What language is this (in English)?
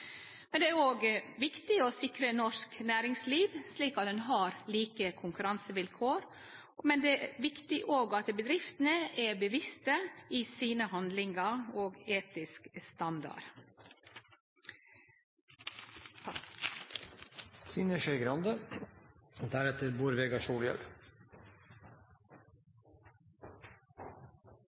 Norwegian Nynorsk